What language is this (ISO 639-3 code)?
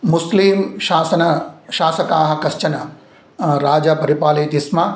san